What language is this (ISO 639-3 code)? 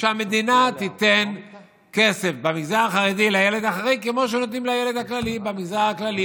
heb